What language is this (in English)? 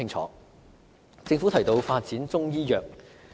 Cantonese